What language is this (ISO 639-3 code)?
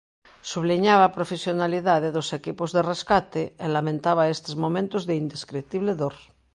glg